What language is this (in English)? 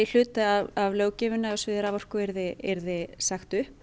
Icelandic